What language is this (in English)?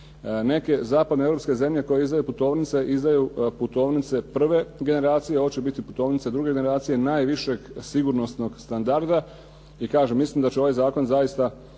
Croatian